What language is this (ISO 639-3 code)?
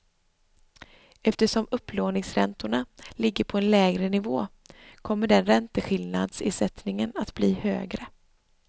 swe